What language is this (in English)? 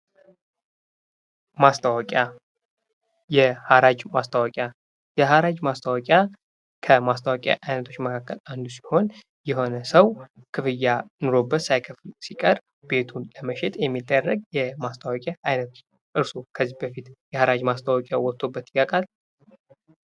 Amharic